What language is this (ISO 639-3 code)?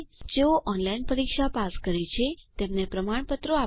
guj